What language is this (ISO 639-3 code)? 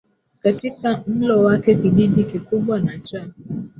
swa